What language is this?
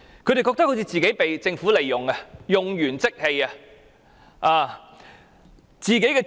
Cantonese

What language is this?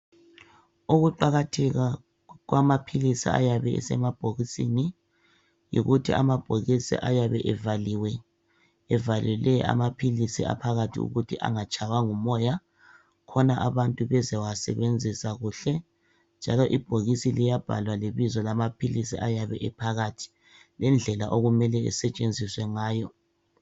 North Ndebele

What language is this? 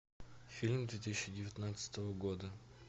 Russian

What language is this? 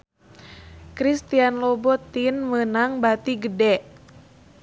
Sundanese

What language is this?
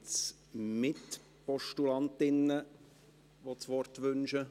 Swiss German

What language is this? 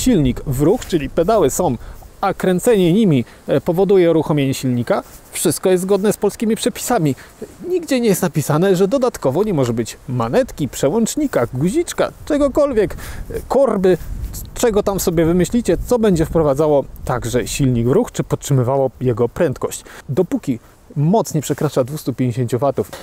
Polish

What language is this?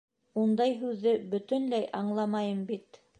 Bashkir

